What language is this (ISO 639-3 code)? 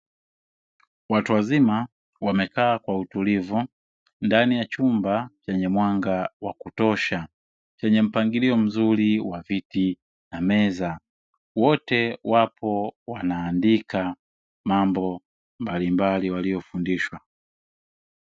swa